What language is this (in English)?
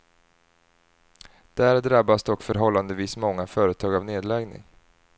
Swedish